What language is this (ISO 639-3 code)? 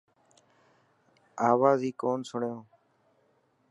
mki